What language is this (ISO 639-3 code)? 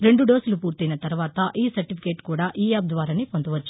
tel